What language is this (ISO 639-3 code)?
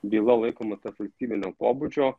lit